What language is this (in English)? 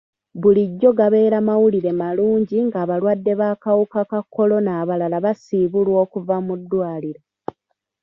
Ganda